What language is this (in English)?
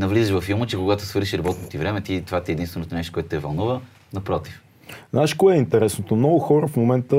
Bulgarian